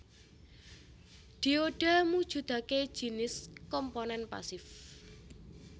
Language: Javanese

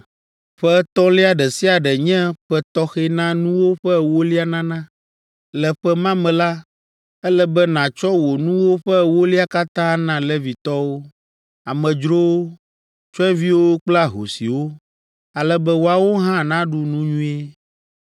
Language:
Ewe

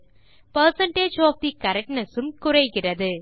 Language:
Tamil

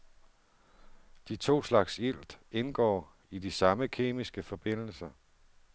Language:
Danish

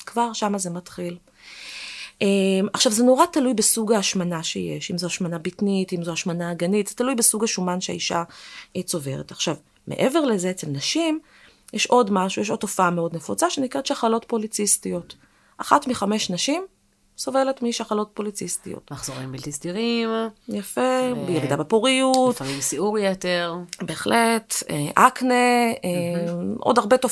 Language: Hebrew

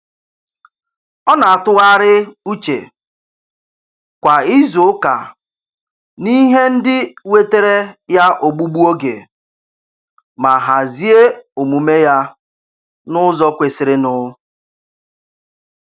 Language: Igbo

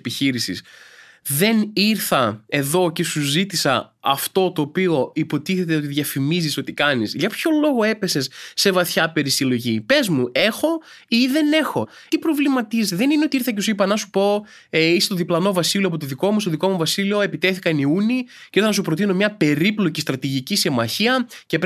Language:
Greek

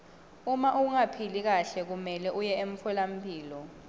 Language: Swati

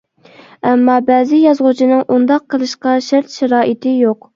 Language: Uyghur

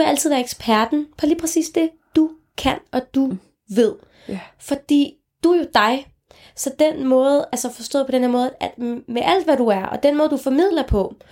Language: Danish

